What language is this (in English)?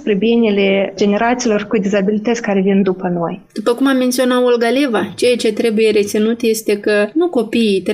Romanian